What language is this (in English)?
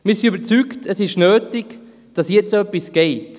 Swiss German